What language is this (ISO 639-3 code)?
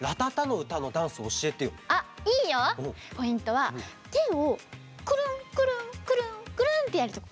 jpn